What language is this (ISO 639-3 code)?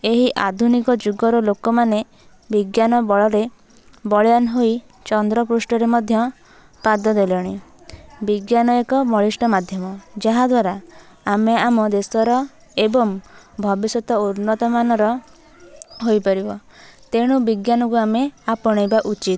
ori